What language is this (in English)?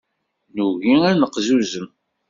Kabyle